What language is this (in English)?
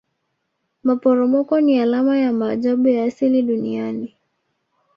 Swahili